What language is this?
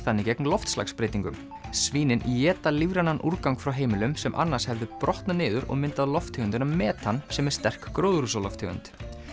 Icelandic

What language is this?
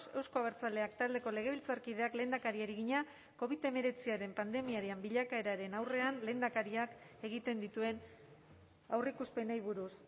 Basque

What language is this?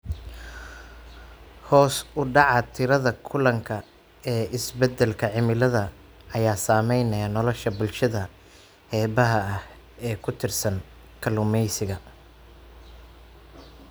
Somali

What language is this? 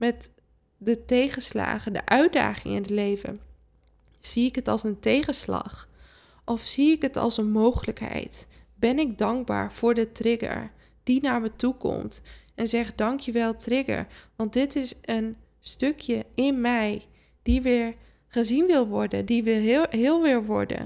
Dutch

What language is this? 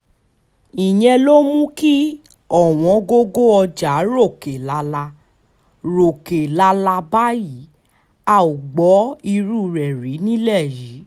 Yoruba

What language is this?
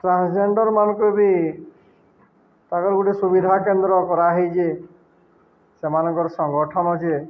Odia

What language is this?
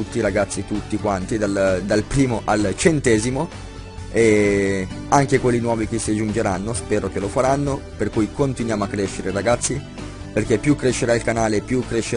Italian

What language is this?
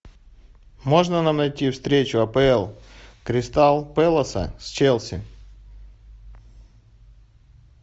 Russian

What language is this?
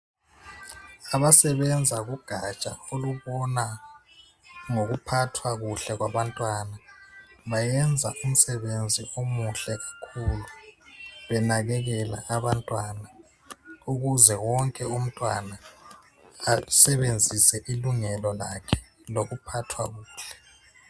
North Ndebele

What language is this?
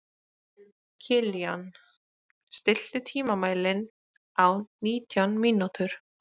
Icelandic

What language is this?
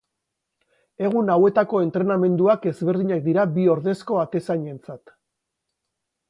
Basque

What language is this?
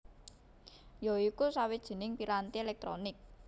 Javanese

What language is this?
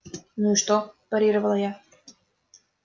Russian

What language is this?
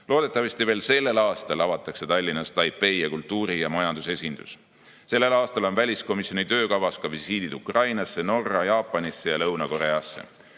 Estonian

